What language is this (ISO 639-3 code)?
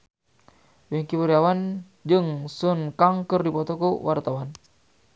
sun